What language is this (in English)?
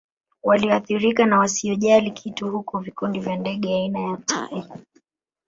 Swahili